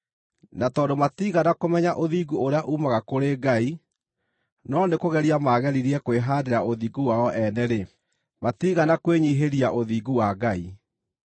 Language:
Kikuyu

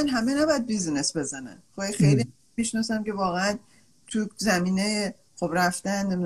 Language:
Persian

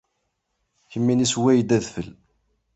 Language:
Kabyle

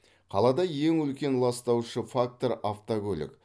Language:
Kazakh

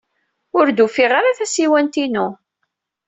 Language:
Kabyle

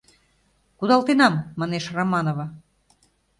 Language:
Mari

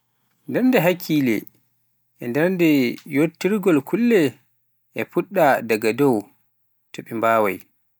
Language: Pular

